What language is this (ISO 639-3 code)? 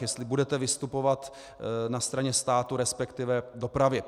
ces